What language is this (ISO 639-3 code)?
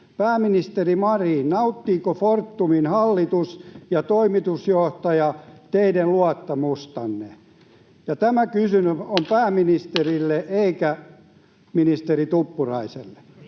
fin